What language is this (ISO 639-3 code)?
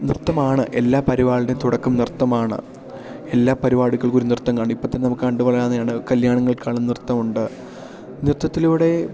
mal